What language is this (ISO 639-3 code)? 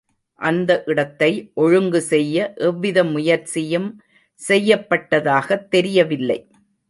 tam